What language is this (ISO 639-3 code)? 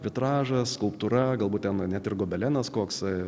lit